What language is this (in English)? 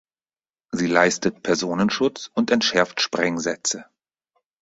German